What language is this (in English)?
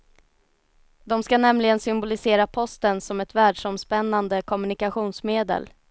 Swedish